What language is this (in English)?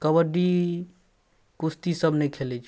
Maithili